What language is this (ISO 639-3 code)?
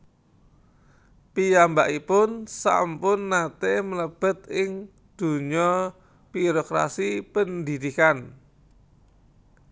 jav